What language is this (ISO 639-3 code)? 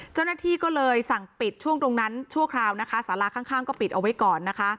tha